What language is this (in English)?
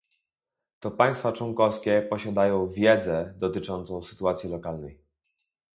Polish